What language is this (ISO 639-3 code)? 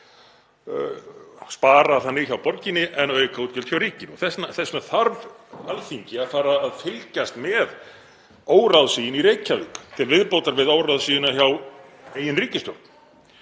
isl